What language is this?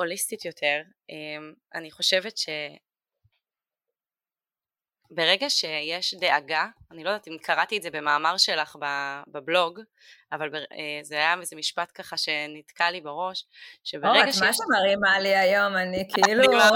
Hebrew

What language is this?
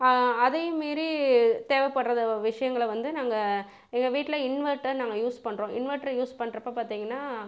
Tamil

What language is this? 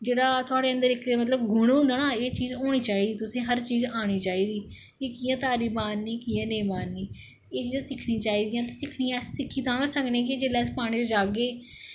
Dogri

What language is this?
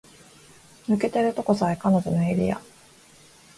Japanese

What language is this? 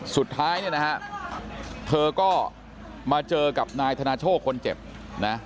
Thai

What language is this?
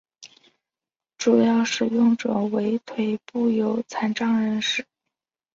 Chinese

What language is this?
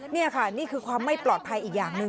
Thai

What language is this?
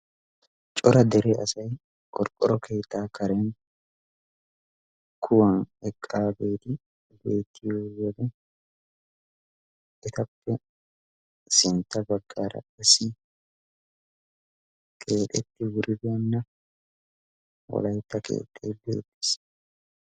Wolaytta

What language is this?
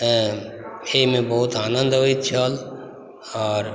Maithili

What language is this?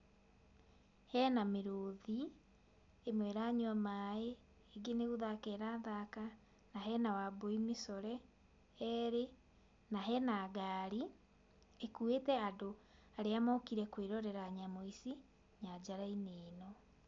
Kikuyu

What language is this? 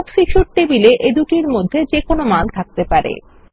Bangla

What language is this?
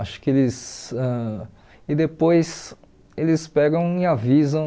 Portuguese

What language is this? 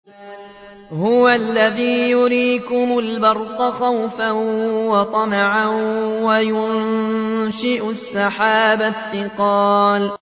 Arabic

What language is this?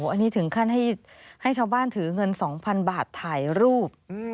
Thai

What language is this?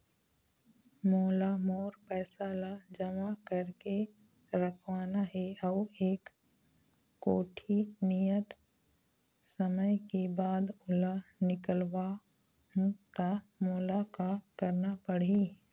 Chhattisgarhi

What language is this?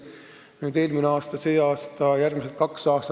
Estonian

